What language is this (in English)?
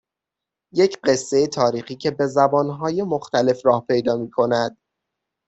Persian